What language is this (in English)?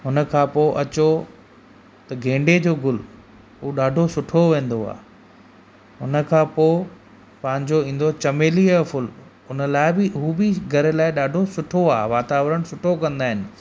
Sindhi